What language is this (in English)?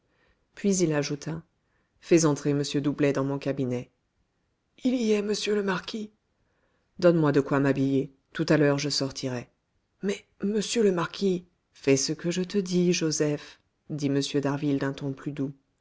French